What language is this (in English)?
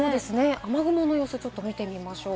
Japanese